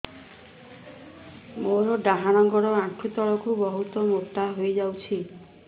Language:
Odia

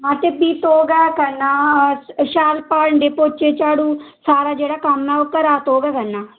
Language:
Dogri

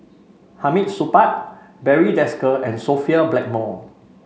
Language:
English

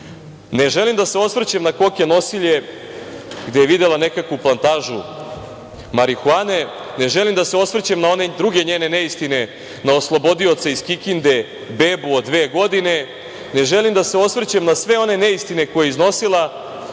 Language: Serbian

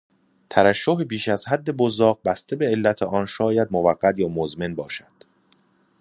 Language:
Persian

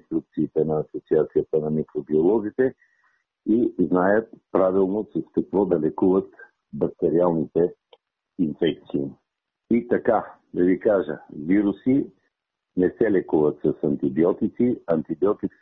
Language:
Bulgarian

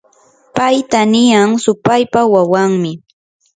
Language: Yanahuanca Pasco Quechua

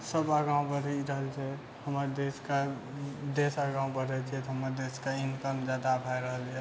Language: Maithili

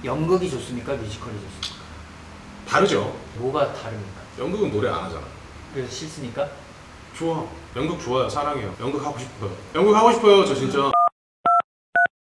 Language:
Korean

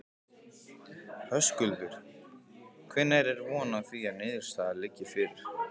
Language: Icelandic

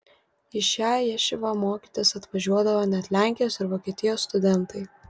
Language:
Lithuanian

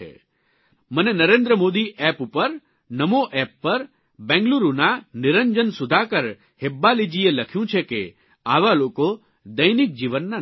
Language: Gujarati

